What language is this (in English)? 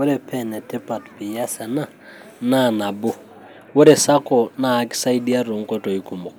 Masai